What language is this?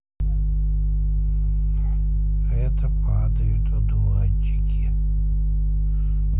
Russian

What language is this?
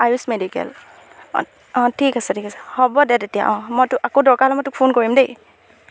Assamese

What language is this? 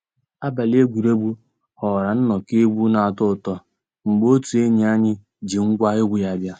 Igbo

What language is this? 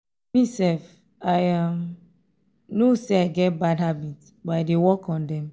Nigerian Pidgin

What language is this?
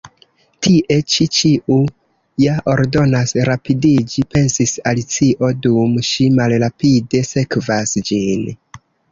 Esperanto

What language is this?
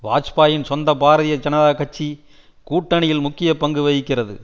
Tamil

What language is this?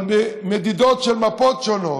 Hebrew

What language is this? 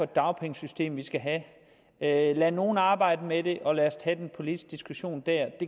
Danish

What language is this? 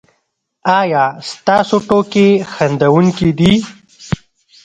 Pashto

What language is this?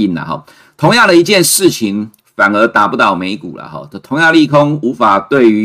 Chinese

